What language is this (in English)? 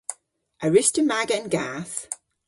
Cornish